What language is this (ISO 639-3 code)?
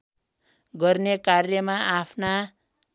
nep